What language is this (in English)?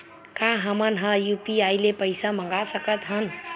Chhattisgarhi